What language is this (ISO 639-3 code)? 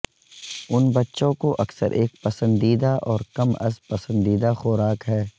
urd